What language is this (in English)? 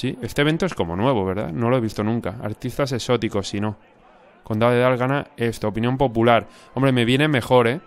Spanish